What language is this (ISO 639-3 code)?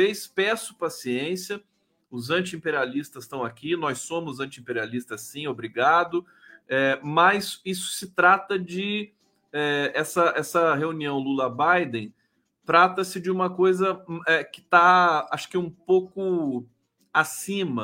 por